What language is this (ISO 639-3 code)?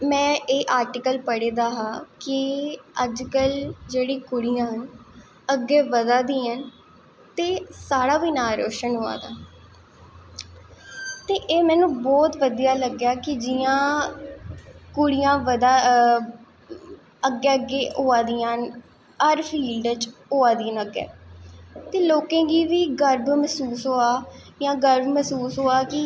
doi